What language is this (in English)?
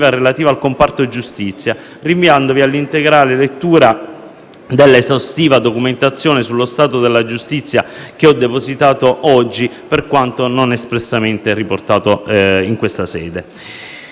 Italian